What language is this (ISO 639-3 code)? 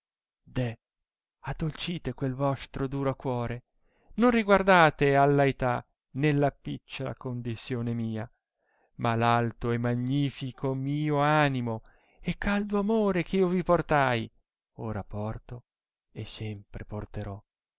ita